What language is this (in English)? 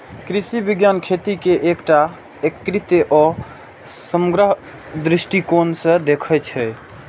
Maithili